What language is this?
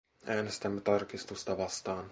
Finnish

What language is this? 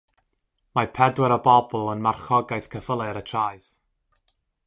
Welsh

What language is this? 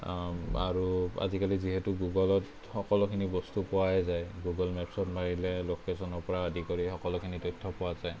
Assamese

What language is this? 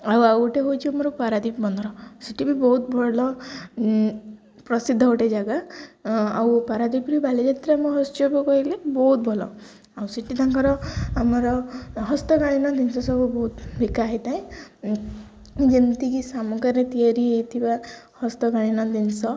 Odia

